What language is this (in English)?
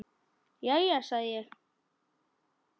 Icelandic